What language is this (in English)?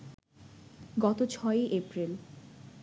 Bangla